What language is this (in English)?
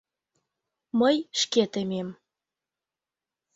Mari